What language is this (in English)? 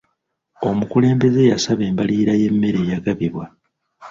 Ganda